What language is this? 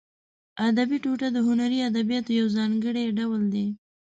Pashto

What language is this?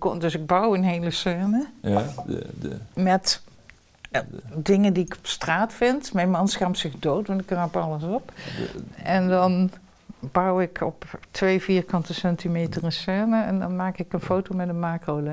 Dutch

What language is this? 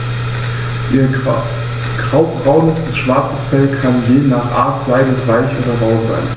German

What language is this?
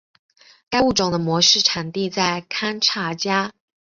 Chinese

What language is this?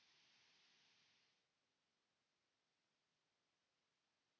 Finnish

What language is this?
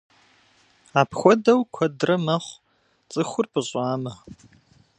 Kabardian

